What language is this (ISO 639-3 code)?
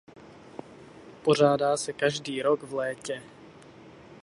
ces